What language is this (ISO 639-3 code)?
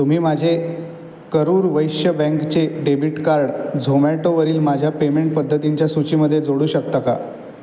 mar